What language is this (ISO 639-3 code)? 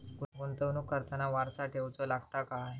mar